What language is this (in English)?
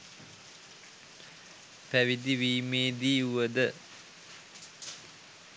Sinhala